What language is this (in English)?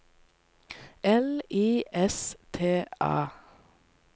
Norwegian